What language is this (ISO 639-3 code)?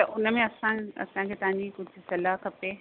snd